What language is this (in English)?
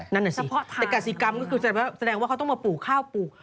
Thai